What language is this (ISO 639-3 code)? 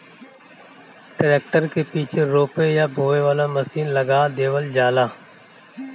bho